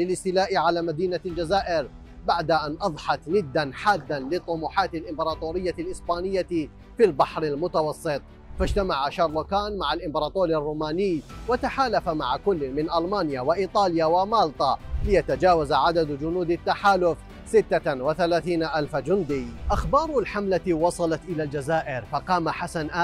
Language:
Arabic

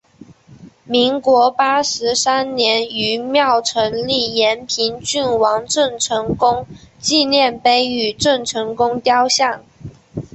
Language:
Chinese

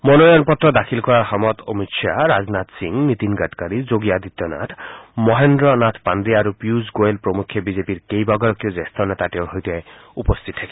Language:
Assamese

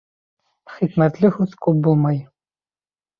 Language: Bashkir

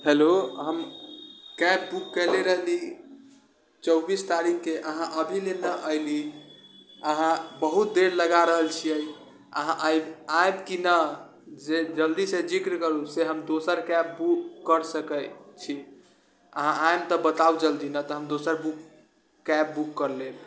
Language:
Maithili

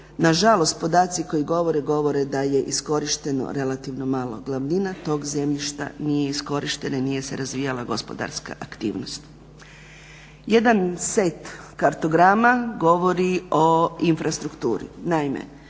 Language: Croatian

